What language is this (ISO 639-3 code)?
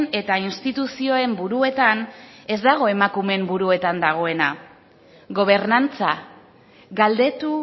eus